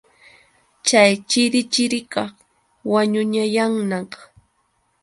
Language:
Yauyos Quechua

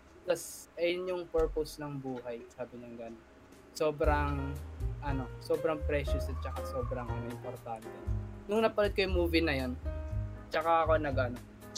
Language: Filipino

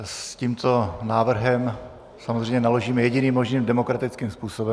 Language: Czech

